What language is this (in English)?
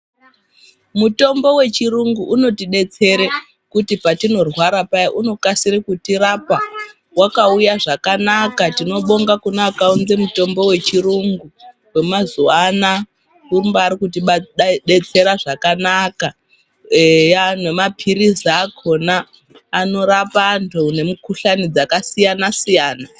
Ndau